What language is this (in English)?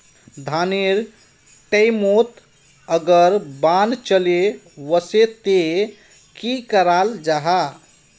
Magahi